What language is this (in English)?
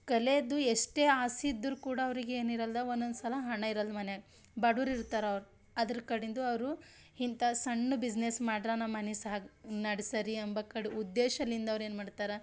Kannada